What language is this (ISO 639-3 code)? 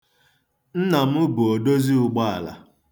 ibo